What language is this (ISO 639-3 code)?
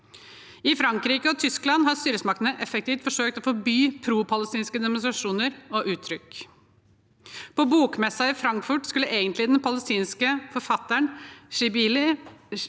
nor